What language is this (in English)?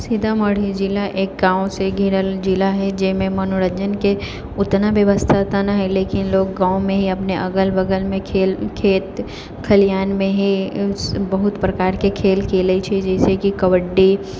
Maithili